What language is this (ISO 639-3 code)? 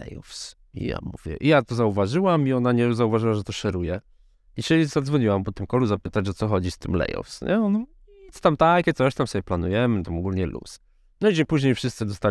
pol